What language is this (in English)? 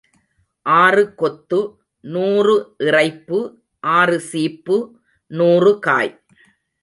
Tamil